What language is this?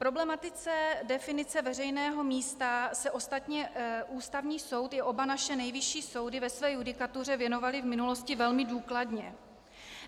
Czech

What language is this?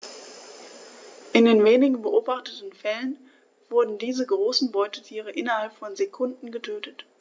German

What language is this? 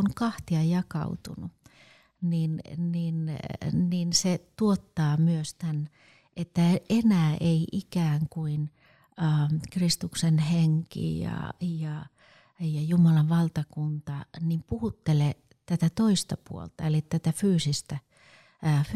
Finnish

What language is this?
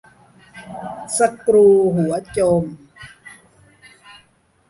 Thai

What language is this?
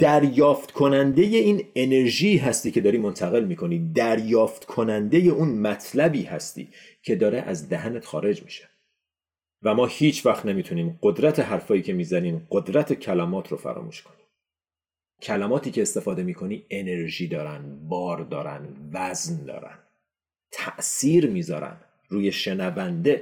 Persian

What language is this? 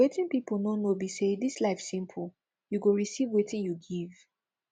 Nigerian Pidgin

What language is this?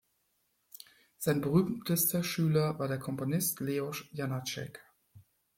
German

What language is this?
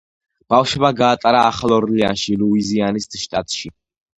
Georgian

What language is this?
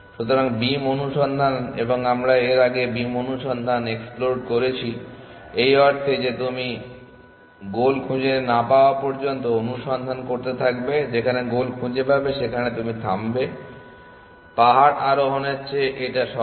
Bangla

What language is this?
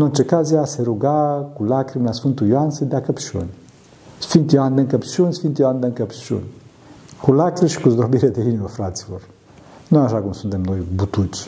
Romanian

